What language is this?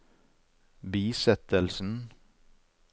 Norwegian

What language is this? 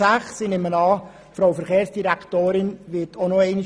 Swiss German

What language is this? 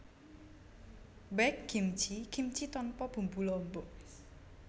Javanese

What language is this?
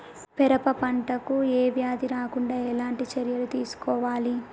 Telugu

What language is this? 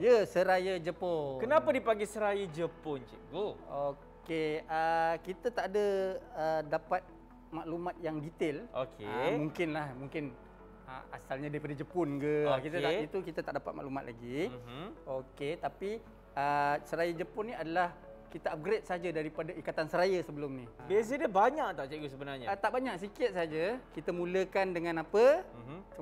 Malay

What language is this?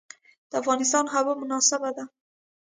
Pashto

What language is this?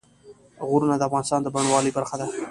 Pashto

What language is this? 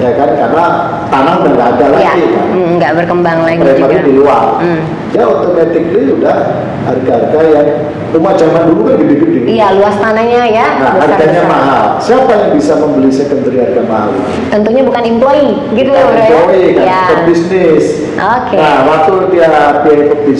Indonesian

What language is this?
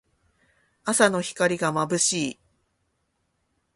Japanese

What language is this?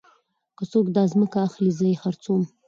Pashto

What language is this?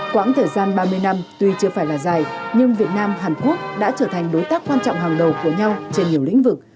Vietnamese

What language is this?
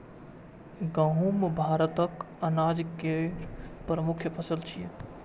Maithili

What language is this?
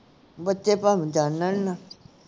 Punjabi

